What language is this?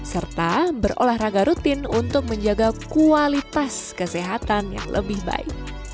Indonesian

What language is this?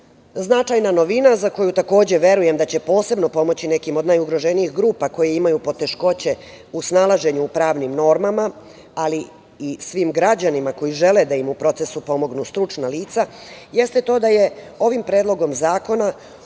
Serbian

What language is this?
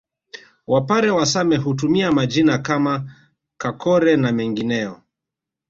Swahili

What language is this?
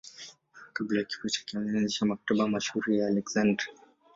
Swahili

